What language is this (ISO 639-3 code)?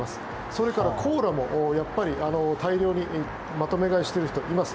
jpn